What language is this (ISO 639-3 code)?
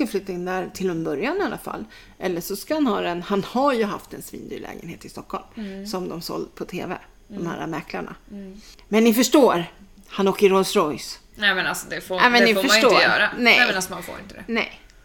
swe